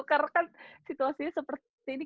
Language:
Indonesian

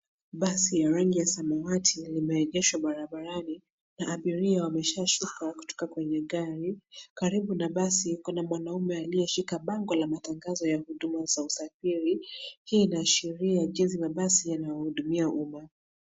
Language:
Swahili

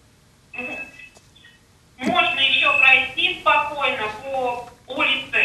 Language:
Russian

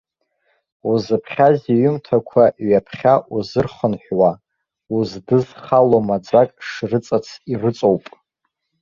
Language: Abkhazian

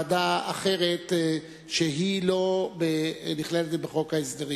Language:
Hebrew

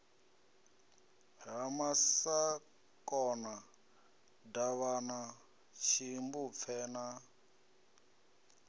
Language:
Venda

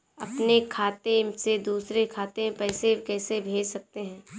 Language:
Hindi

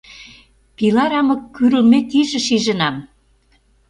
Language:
Mari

